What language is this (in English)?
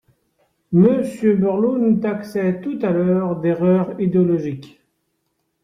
French